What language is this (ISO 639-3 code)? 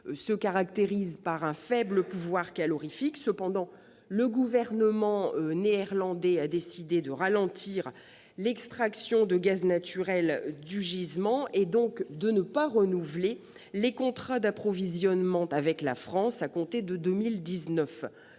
fra